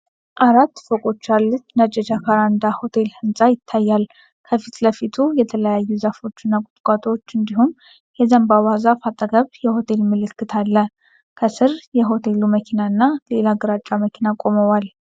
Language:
Amharic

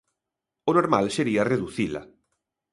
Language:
Galician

